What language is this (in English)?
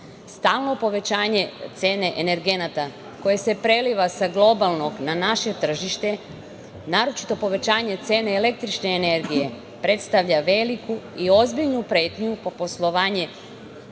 Serbian